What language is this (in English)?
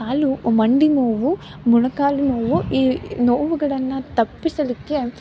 Kannada